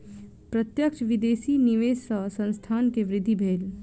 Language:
Maithili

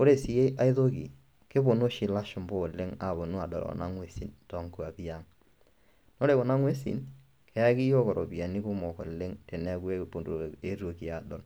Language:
Masai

